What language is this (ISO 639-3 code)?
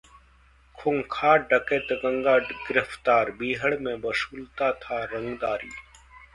hin